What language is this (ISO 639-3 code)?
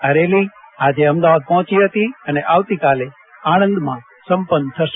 guj